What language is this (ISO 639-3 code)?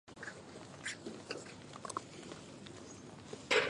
zho